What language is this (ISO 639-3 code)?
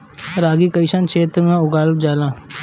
bho